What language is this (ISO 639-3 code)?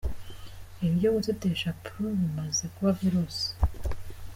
kin